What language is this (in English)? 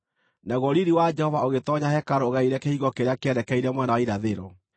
Kikuyu